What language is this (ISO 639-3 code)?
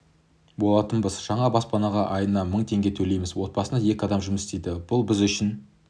kaz